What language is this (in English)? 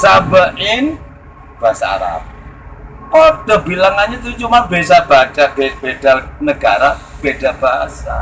Indonesian